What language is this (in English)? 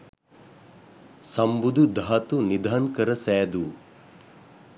Sinhala